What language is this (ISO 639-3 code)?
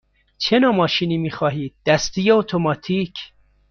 fas